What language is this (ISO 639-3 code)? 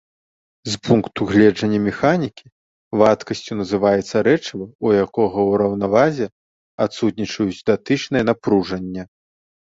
bel